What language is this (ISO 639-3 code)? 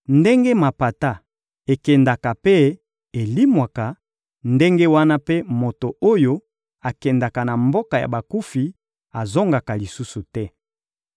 lin